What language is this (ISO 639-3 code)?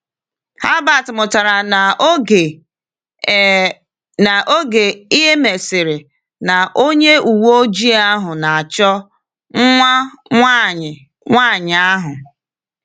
ibo